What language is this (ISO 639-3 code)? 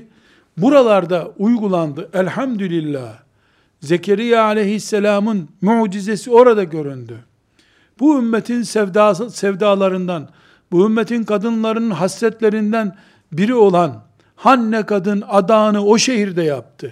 tur